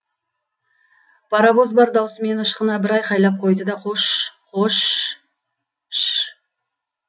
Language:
Kazakh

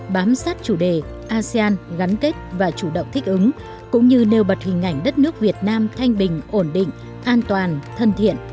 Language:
Vietnamese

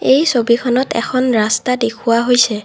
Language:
Assamese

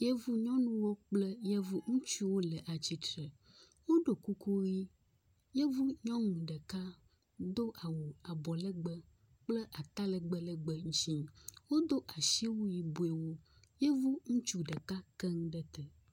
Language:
Ewe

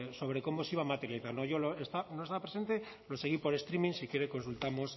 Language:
Spanish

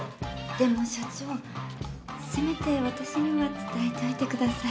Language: Japanese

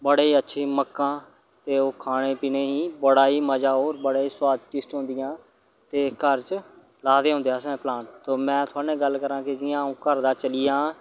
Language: Dogri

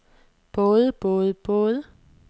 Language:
Danish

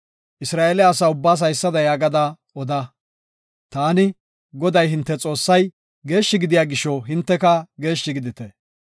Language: Gofa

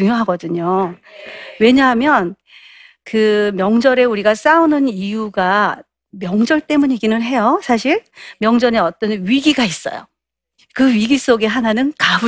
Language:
Korean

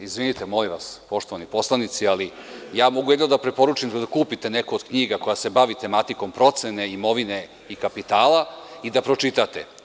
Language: Serbian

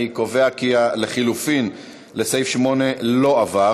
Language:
Hebrew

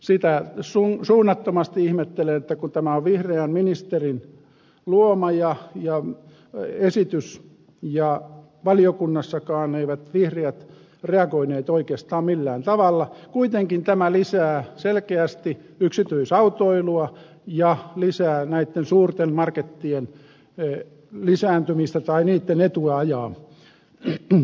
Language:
Finnish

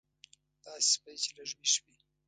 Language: Pashto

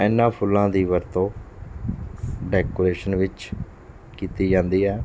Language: Punjabi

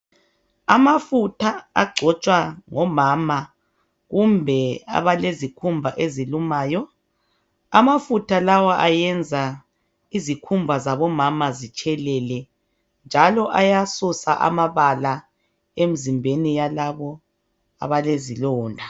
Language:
North Ndebele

